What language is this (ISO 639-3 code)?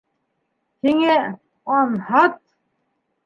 bak